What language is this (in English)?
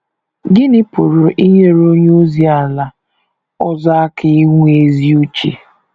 Igbo